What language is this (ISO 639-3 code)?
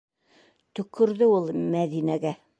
bak